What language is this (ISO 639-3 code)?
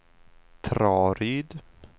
swe